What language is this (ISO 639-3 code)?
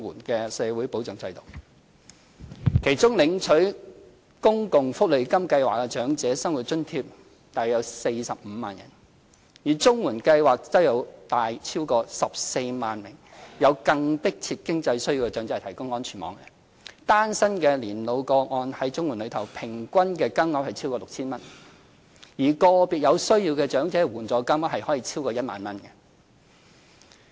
yue